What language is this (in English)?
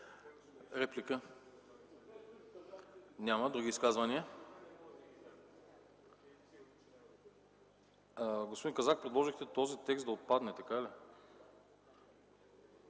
Bulgarian